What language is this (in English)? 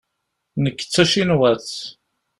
Kabyle